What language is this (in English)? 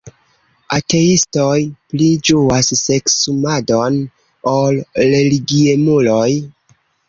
Esperanto